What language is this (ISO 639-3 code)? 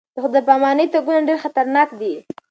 pus